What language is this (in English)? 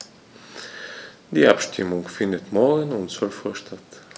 German